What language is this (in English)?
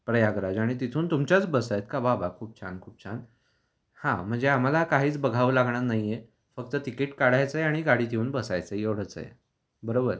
Marathi